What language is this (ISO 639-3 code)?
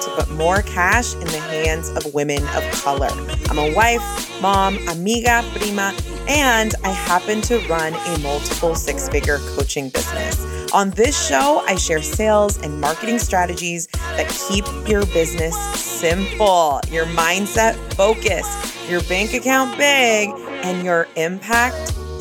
eng